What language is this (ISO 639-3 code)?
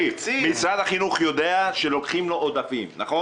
heb